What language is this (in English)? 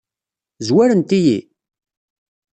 Kabyle